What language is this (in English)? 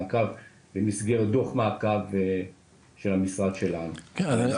Hebrew